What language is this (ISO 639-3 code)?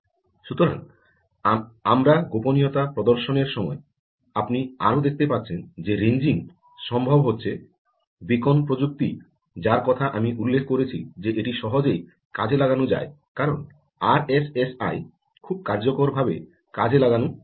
ben